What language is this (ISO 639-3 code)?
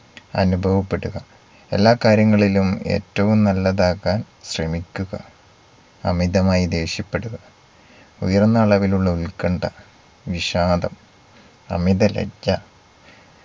mal